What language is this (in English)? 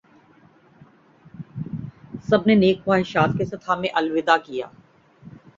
Urdu